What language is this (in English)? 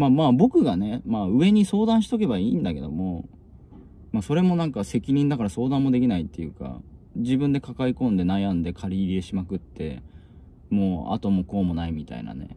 Japanese